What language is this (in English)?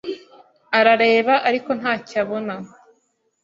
Kinyarwanda